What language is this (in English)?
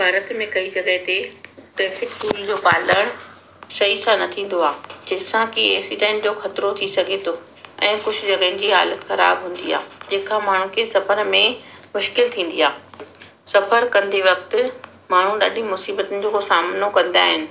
Sindhi